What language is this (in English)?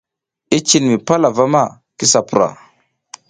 South Giziga